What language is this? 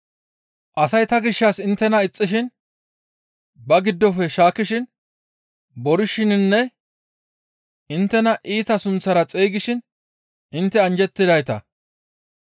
Gamo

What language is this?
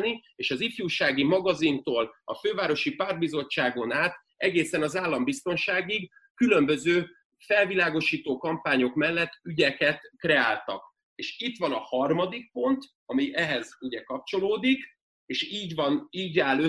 Hungarian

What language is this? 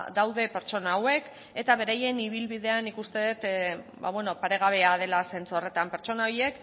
Basque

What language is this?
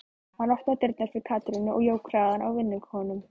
Icelandic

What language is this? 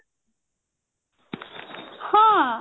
Odia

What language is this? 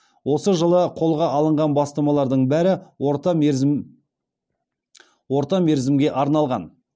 Kazakh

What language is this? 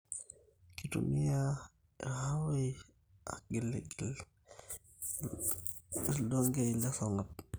Masai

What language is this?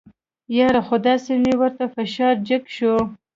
Pashto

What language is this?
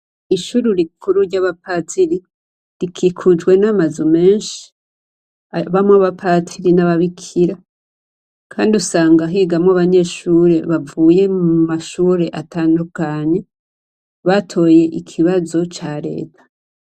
Rundi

